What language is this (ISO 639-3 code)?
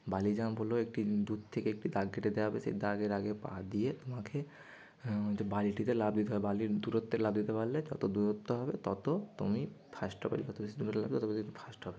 ben